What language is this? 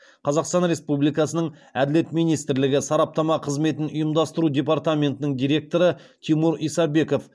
Kazakh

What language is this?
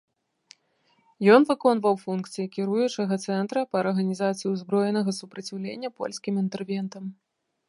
Belarusian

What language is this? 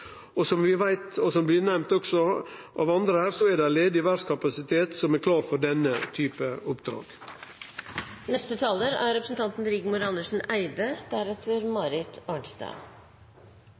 Norwegian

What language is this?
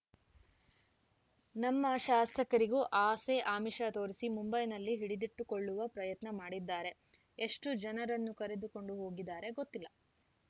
Kannada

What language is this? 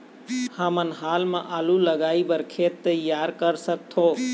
Chhattisgarhi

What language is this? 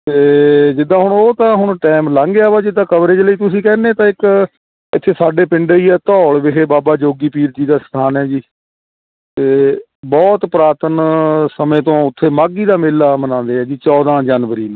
Punjabi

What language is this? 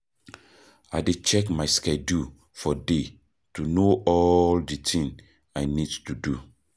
Nigerian Pidgin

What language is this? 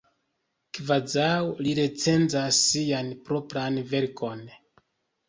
Esperanto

